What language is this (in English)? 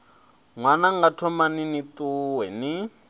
Venda